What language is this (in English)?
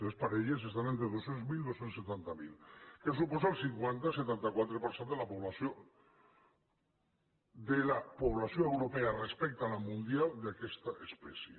Catalan